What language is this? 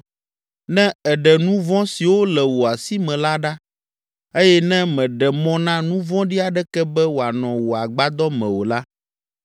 Ewe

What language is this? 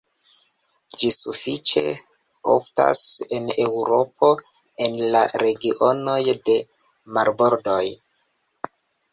Esperanto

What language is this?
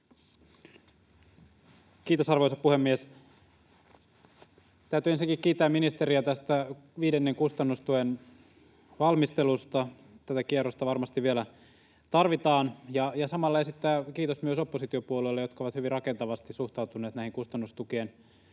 Finnish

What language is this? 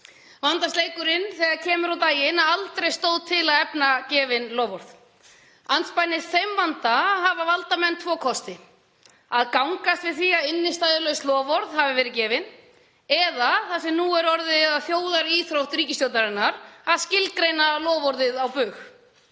Icelandic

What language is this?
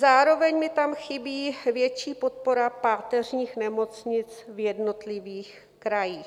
Czech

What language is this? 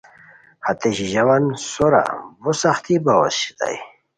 Khowar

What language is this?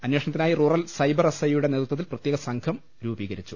Malayalam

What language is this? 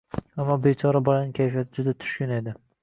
Uzbek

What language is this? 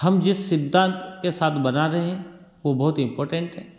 Hindi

